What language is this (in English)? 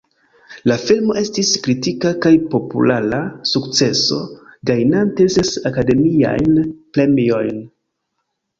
Esperanto